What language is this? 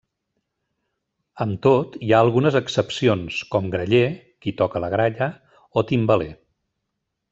Catalan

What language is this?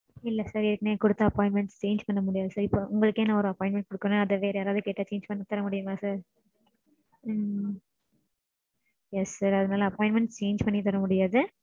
Tamil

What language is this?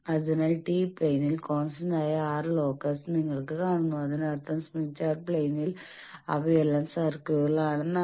Malayalam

